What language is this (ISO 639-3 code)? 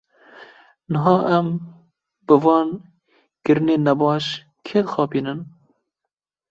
kur